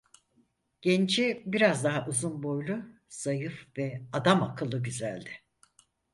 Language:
Turkish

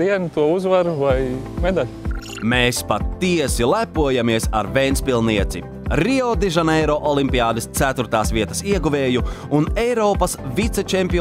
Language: Latvian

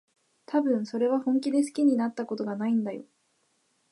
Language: Japanese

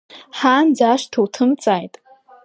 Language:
Abkhazian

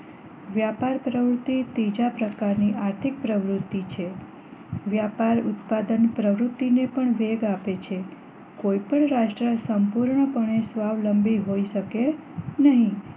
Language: Gujarati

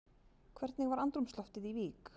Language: Icelandic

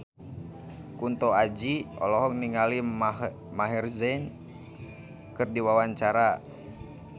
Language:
Sundanese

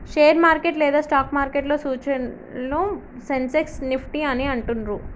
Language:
Telugu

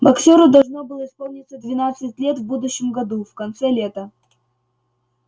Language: Russian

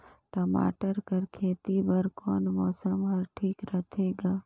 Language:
Chhattisgarhi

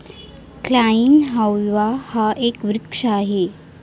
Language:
Marathi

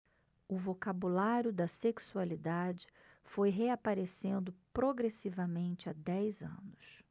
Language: Portuguese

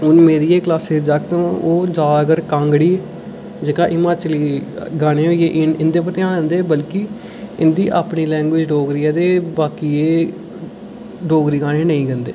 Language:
Dogri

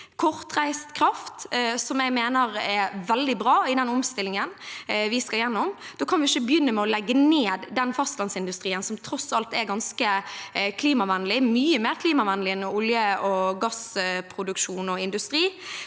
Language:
Norwegian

